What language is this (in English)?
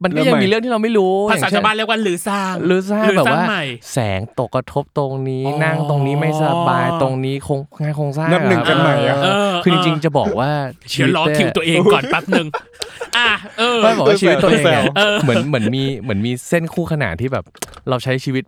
Thai